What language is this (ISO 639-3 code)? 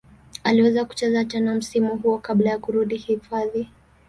swa